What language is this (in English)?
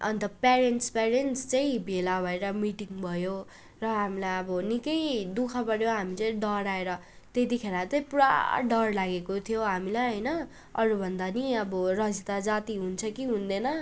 Nepali